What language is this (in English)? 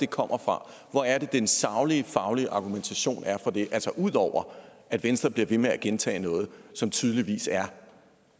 Danish